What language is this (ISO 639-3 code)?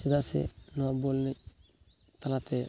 sat